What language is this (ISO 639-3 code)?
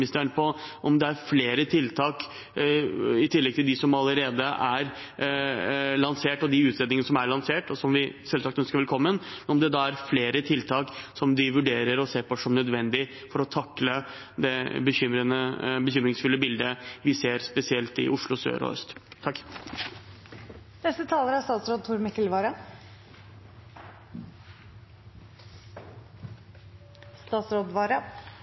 nob